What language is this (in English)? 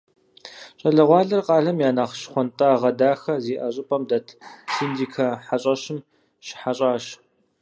Kabardian